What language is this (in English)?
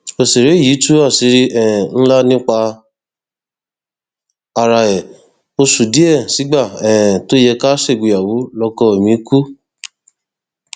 Yoruba